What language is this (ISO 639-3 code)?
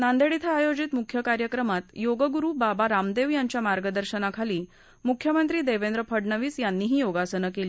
mar